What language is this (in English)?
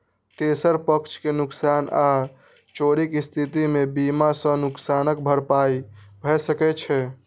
Maithili